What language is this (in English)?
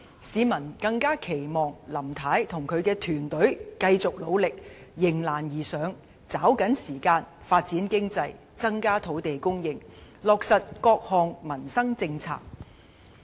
Cantonese